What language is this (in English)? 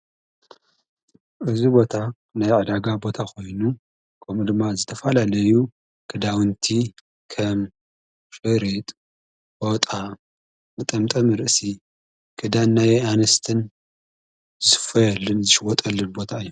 Tigrinya